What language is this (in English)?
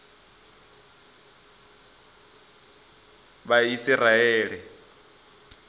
Venda